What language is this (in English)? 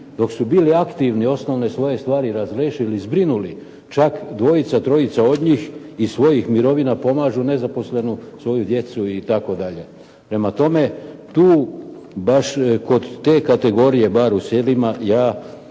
Croatian